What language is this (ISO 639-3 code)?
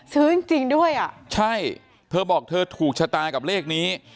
tha